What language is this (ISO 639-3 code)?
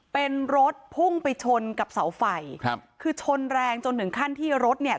tha